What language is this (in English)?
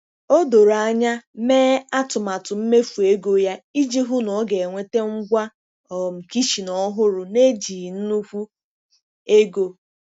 Igbo